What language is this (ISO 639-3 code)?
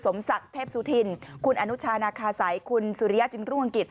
tha